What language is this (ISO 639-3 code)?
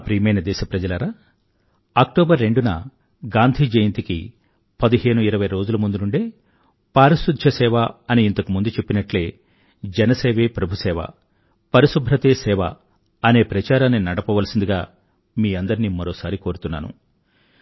tel